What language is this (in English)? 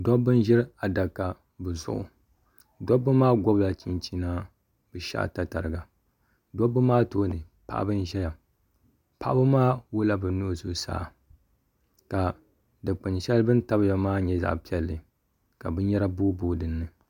Dagbani